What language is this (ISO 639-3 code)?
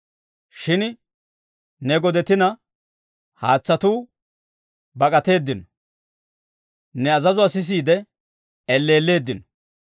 dwr